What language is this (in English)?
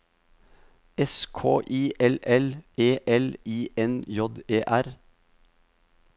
Norwegian